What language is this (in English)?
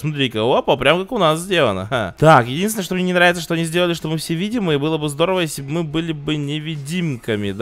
Russian